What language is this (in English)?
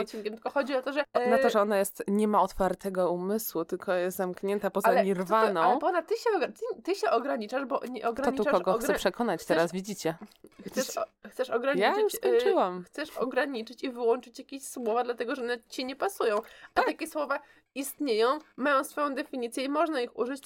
Polish